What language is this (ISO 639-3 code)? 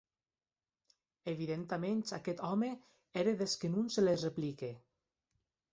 oci